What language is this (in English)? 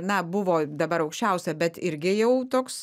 Lithuanian